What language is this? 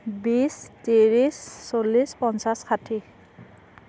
Assamese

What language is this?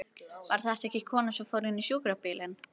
Icelandic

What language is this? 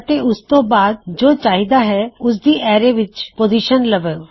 Punjabi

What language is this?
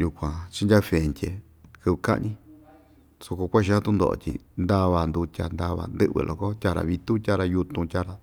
Ixtayutla Mixtec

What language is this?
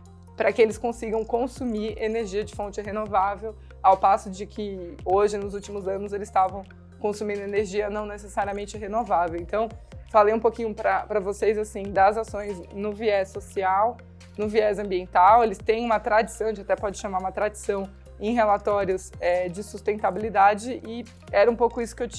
Portuguese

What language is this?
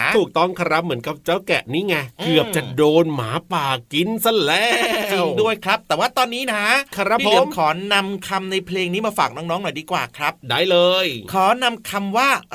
Thai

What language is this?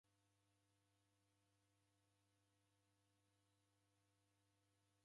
Taita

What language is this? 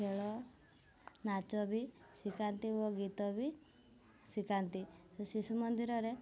Odia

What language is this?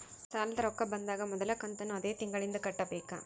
Kannada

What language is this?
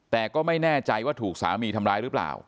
Thai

